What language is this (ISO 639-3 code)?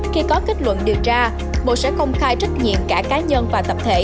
vie